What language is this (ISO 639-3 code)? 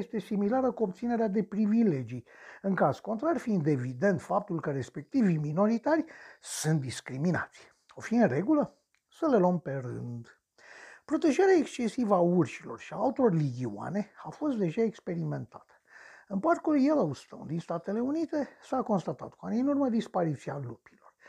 ron